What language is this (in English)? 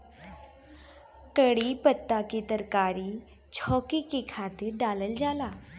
Bhojpuri